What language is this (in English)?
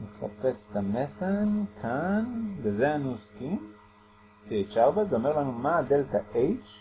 Hebrew